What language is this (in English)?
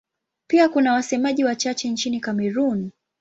Swahili